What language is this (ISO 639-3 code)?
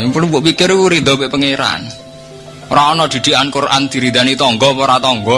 ind